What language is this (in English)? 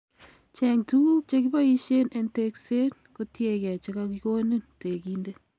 Kalenjin